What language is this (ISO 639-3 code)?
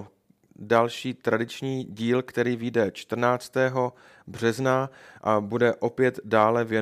ces